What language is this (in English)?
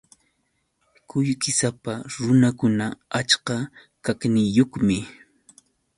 Yauyos Quechua